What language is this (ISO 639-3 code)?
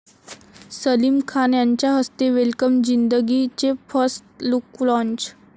mar